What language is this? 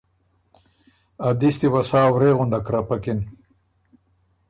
Ormuri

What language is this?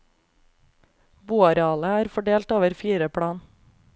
Norwegian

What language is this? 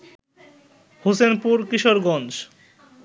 Bangla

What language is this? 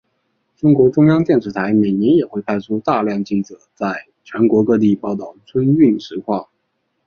Chinese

